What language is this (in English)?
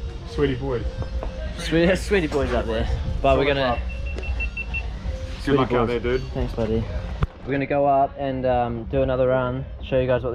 English